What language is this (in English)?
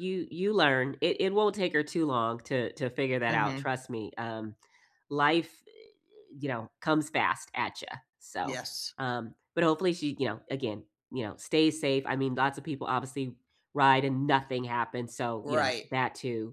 English